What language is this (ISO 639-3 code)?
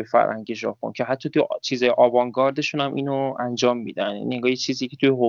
fas